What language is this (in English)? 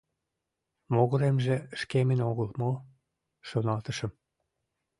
Mari